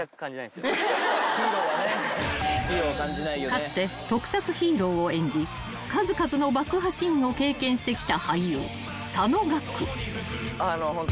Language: Japanese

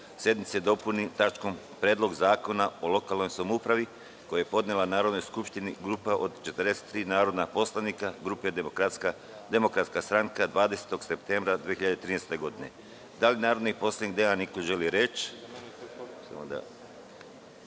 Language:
Serbian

